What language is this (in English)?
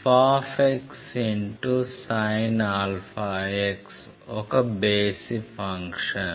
Telugu